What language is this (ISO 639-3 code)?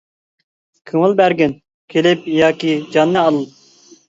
uig